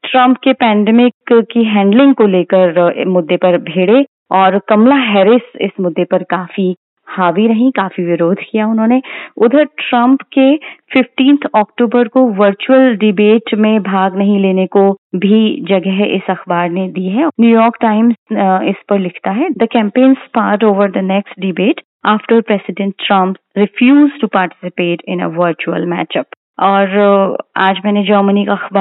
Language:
Hindi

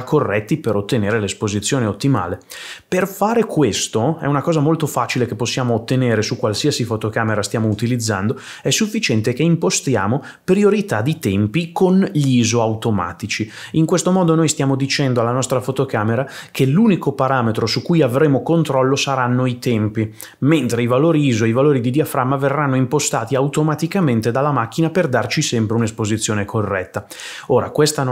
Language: Italian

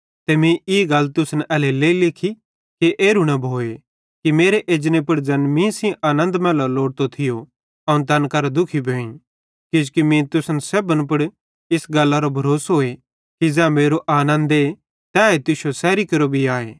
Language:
Bhadrawahi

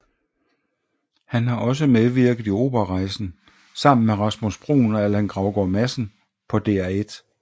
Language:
Danish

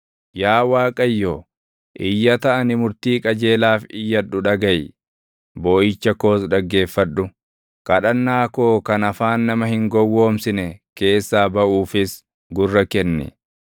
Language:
Oromo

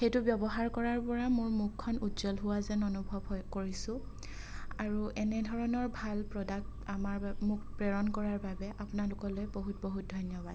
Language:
Assamese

